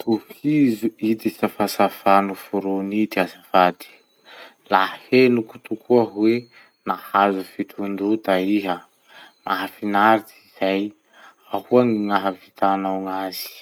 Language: Masikoro Malagasy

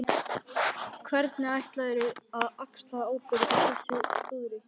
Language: Icelandic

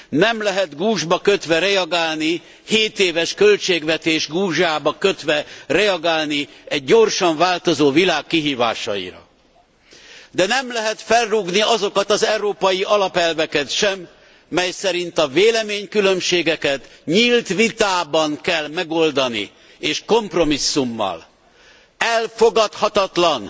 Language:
Hungarian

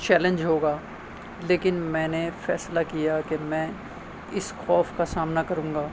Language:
Urdu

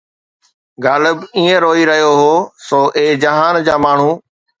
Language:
Sindhi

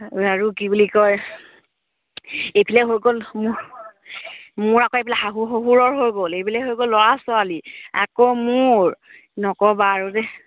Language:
Assamese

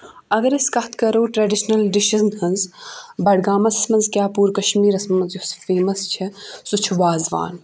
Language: Kashmiri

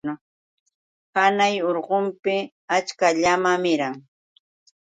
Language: Yauyos Quechua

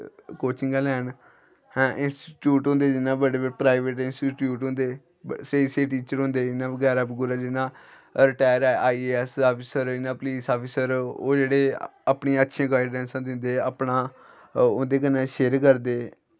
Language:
Dogri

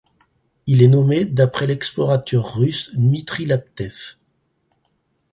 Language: French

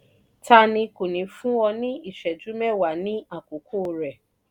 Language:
Yoruba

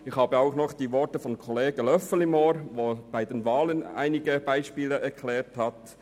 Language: Swiss German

